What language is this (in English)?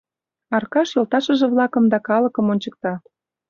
Mari